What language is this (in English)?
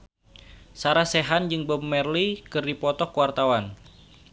Sundanese